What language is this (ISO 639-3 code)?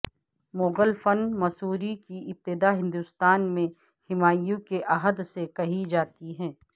urd